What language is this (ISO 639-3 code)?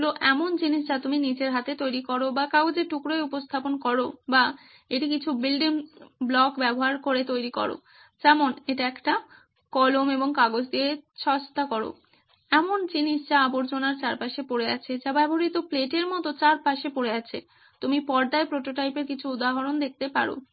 ben